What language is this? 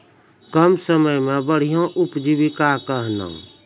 Maithili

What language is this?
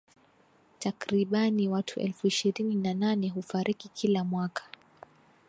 Swahili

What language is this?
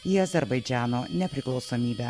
Lithuanian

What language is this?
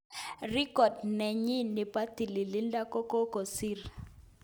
Kalenjin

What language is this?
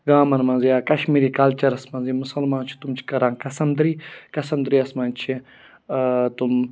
Kashmiri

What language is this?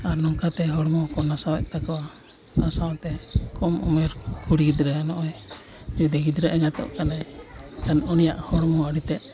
Santali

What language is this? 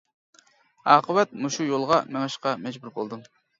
Uyghur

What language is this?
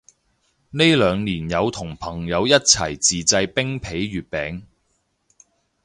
Cantonese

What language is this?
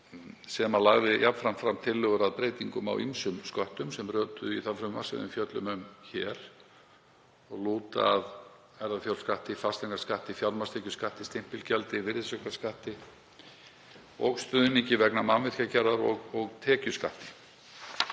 Icelandic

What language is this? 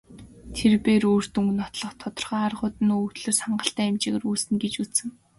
Mongolian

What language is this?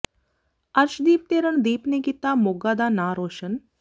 Punjabi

